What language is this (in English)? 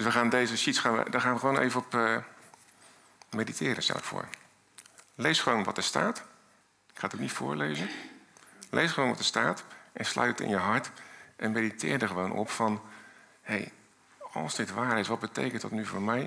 Dutch